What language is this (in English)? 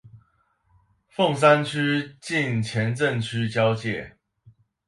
Chinese